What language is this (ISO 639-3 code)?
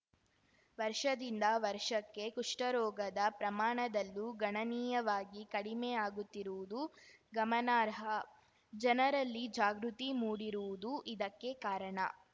kan